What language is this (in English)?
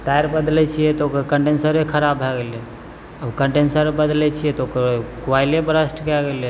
Maithili